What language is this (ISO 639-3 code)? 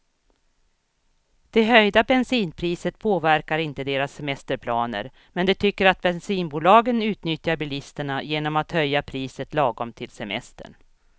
swe